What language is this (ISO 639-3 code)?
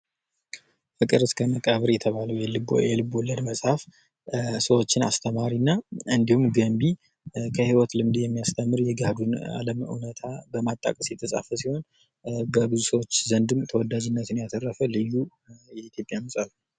amh